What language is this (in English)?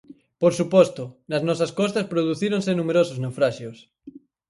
Galician